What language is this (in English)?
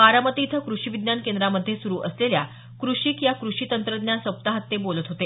Marathi